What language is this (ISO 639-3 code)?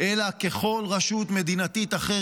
heb